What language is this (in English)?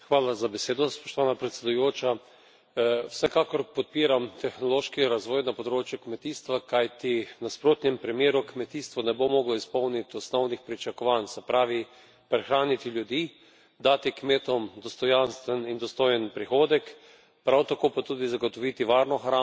Slovenian